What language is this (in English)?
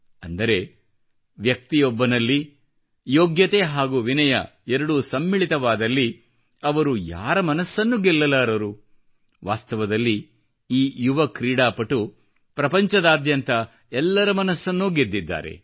Kannada